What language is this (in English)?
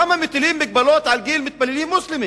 Hebrew